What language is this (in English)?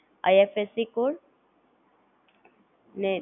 Gujarati